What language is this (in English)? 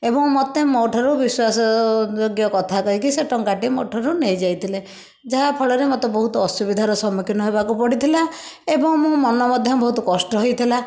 Odia